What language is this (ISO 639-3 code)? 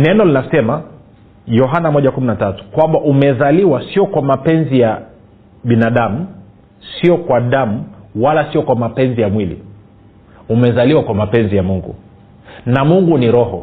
swa